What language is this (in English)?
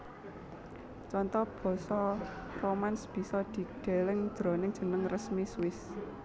Javanese